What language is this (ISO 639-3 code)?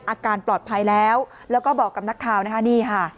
tha